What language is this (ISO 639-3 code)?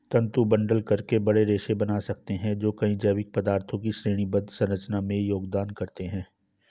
hin